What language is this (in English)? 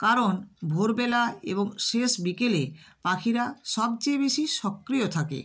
Bangla